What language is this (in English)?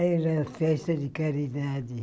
Portuguese